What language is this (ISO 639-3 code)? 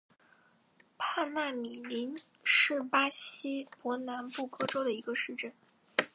zho